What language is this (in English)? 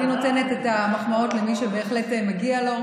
Hebrew